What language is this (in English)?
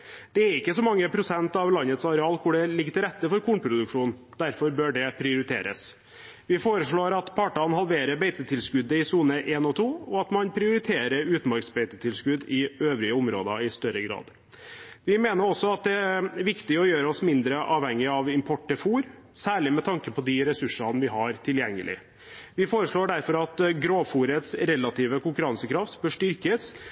Norwegian Bokmål